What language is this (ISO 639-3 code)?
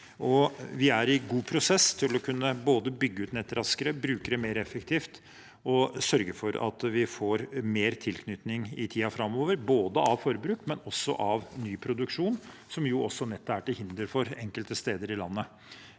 nor